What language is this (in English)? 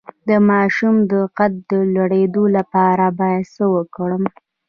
Pashto